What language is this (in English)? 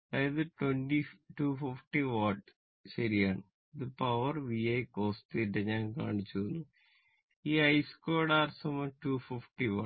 Malayalam